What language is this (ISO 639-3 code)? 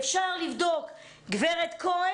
heb